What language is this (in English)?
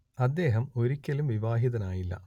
Malayalam